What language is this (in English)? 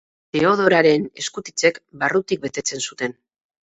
Basque